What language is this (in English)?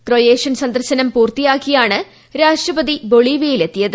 Malayalam